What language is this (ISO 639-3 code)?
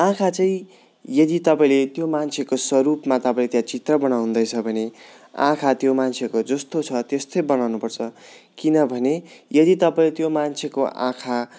nep